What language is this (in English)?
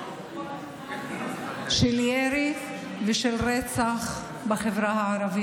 Hebrew